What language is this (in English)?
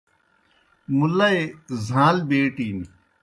Kohistani Shina